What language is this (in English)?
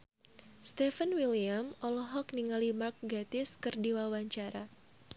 Sundanese